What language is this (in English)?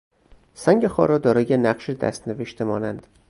Persian